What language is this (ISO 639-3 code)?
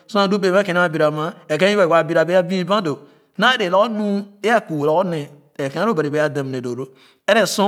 ogo